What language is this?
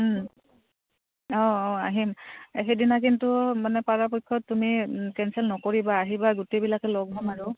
Assamese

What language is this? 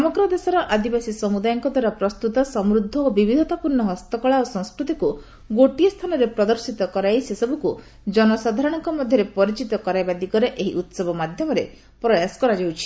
Odia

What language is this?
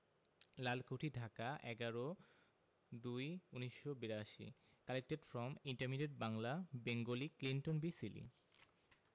Bangla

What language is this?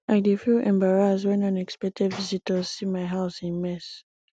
Nigerian Pidgin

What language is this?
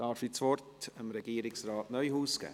Swiss German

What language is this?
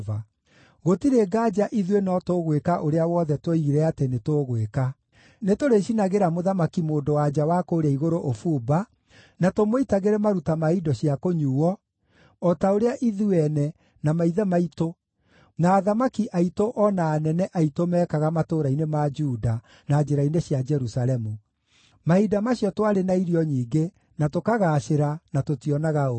Kikuyu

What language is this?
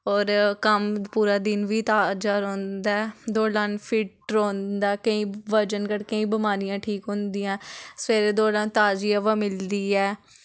Dogri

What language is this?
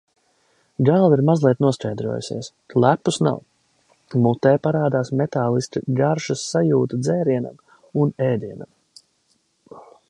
Latvian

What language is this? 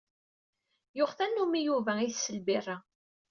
Kabyle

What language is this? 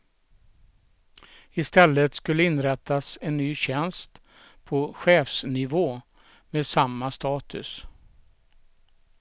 Swedish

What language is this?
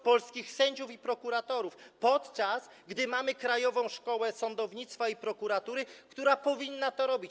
Polish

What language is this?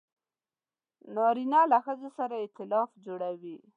Pashto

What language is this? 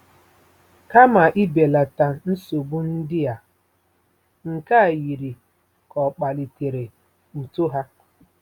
Igbo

